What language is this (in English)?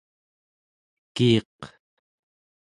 Central Yupik